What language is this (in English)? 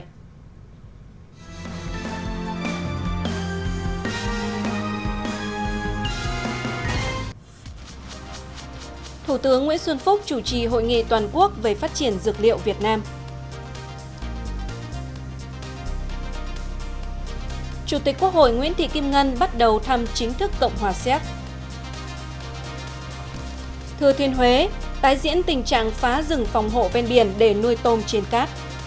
Vietnamese